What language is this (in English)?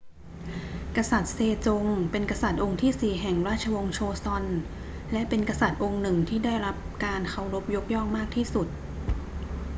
Thai